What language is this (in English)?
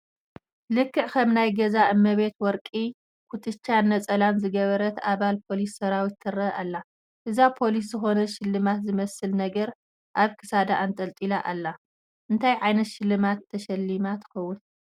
Tigrinya